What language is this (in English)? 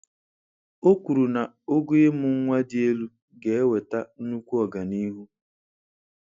Igbo